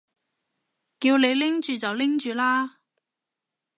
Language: Cantonese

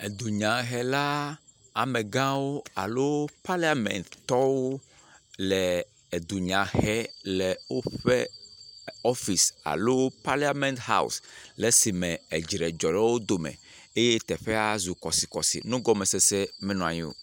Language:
Ewe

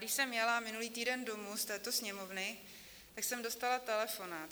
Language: Czech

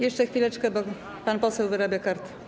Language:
Polish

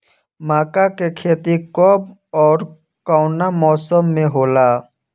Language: Bhojpuri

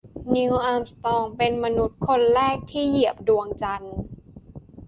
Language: Thai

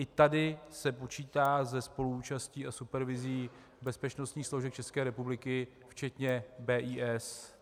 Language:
Czech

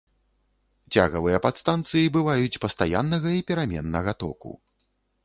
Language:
Belarusian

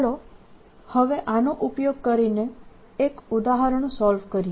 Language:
Gujarati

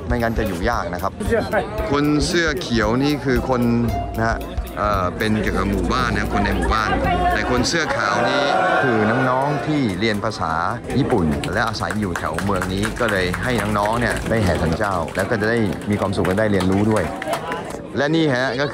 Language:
Thai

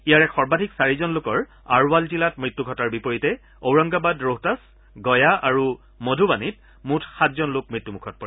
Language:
Assamese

